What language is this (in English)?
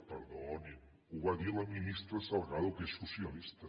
Catalan